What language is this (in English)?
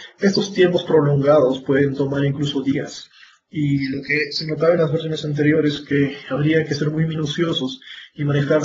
Spanish